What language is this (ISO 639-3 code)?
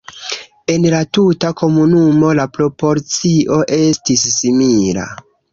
epo